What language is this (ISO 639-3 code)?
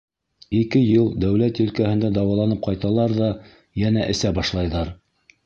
bak